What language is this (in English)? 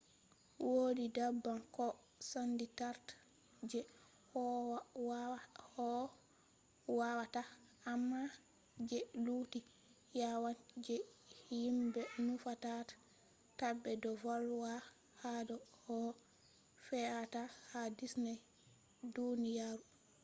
Fula